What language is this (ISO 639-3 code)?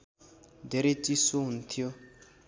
nep